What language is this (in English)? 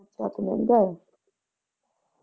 Punjabi